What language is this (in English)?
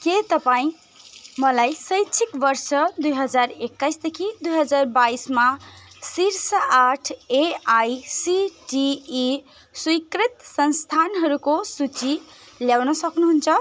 Nepali